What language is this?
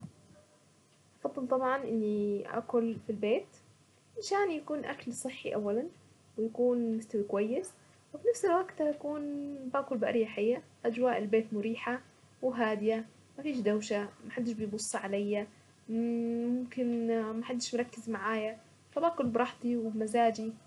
Saidi Arabic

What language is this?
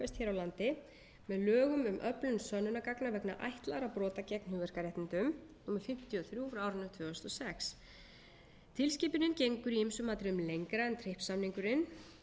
Icelandic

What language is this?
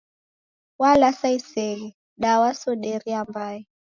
Taita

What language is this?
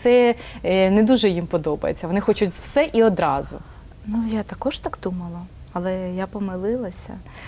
Ukrainian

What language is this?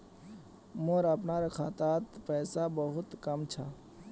Magahi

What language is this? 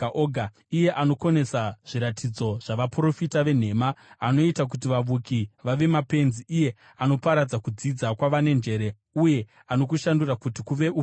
Shona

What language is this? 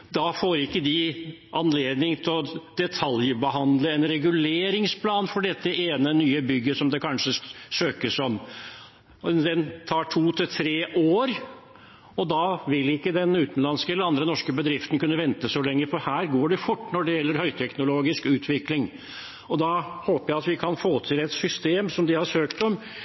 Norwegian Bokmål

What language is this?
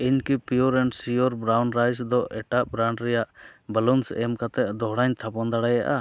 Santali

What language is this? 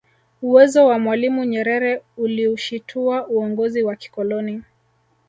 Swahili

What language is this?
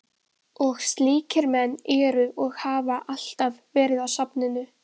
Icelandic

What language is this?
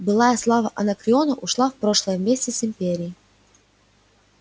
Russian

